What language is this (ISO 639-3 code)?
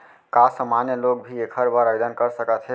hne